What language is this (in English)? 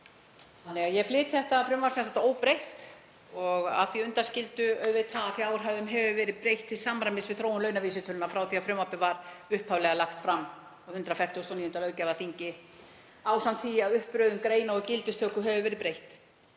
Icelandic